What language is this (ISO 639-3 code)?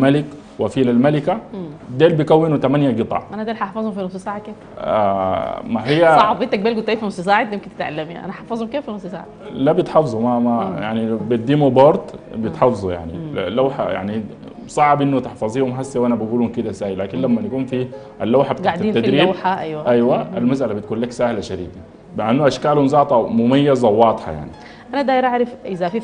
ara